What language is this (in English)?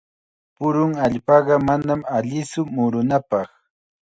Chiquián Ancash Quechua